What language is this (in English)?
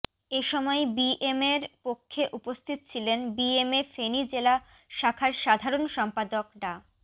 Bangla